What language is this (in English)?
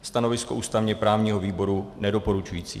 Czech